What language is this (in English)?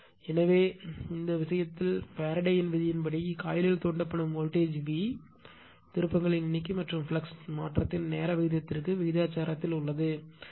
Tamil